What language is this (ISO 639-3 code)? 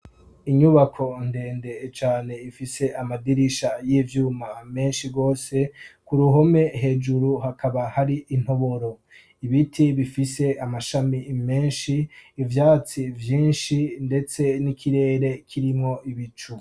run